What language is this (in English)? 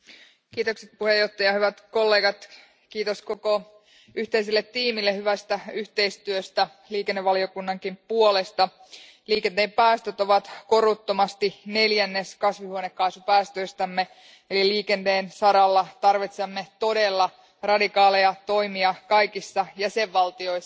Finnish